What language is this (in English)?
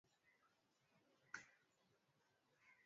Swahili